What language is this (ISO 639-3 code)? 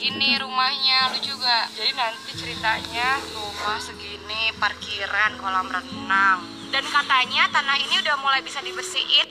ind